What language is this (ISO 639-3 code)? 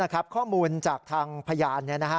tha